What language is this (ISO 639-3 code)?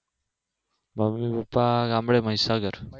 guj